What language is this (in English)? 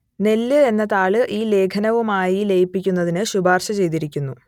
Malayalam